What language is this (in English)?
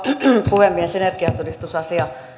Finnish